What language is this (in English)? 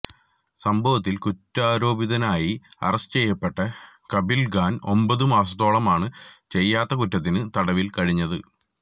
Malayalam